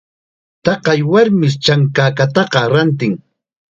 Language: Chiquián Ancash Quechua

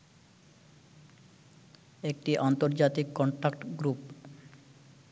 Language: Bangla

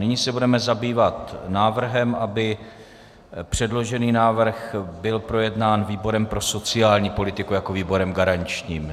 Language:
Czech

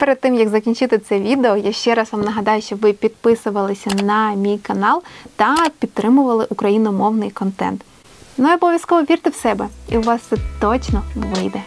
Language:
Ukrainian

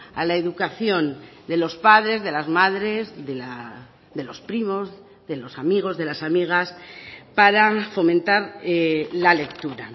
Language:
Spanish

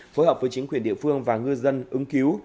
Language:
Vietnamese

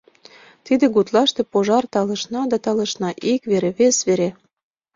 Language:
Mari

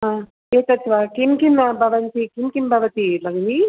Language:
Sanskrit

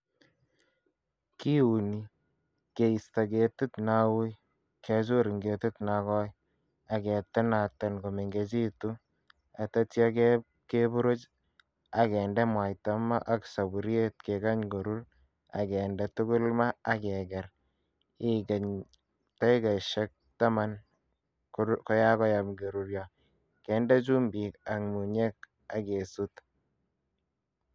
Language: Kalenjin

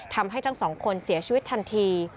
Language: Thai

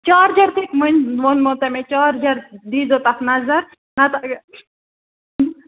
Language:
Kashmiri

